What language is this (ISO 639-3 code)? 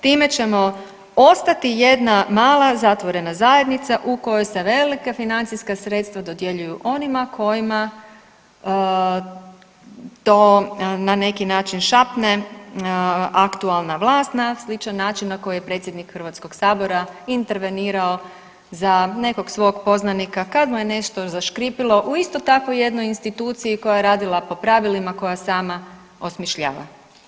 hrv